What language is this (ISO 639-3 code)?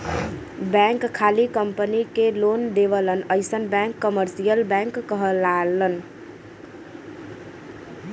bho